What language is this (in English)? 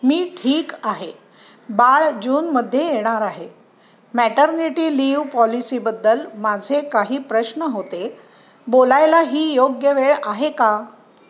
Marathi